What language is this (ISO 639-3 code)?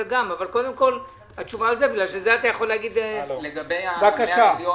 heb